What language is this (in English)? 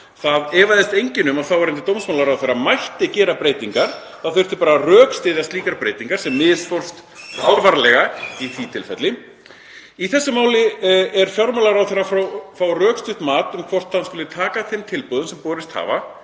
Icelandic